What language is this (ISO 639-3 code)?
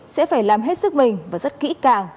vie